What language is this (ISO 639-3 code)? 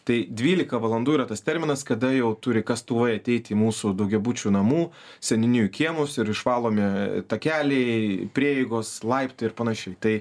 lit